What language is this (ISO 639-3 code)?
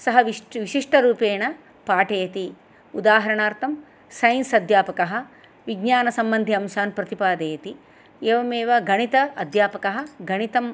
san